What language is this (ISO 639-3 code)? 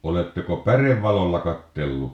fin